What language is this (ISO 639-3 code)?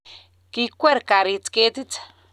kln